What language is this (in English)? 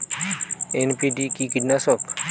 Bangla